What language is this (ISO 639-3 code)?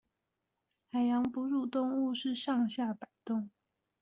zho